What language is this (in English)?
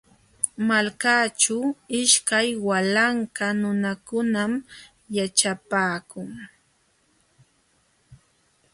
Jauja Wanca Quechua